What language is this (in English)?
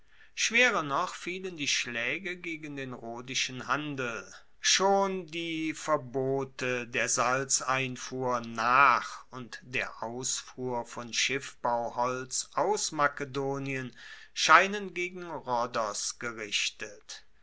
German